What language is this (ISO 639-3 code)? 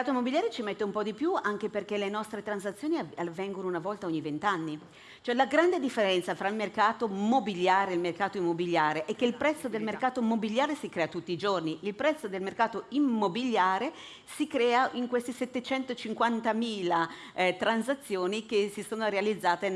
ita